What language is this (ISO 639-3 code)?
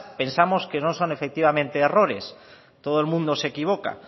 spa